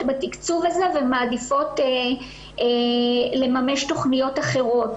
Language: Hebrew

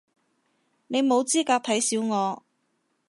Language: Cantonese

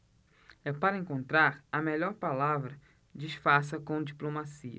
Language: Portuguese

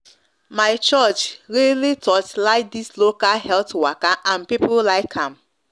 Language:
Nigerian Pidgin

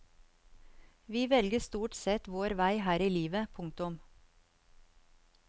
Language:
Norwegian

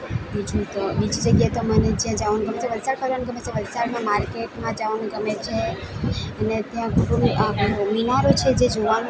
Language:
Gujarati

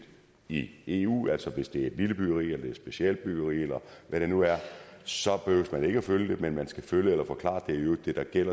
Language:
Danish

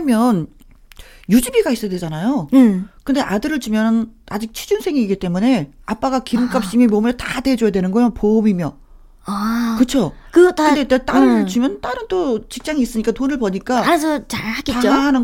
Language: Korean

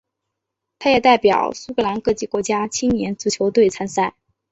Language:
Chinese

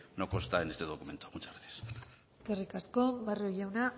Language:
Spanish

